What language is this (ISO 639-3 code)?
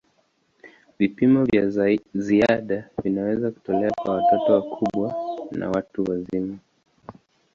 swa